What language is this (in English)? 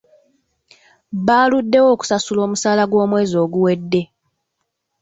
Ganda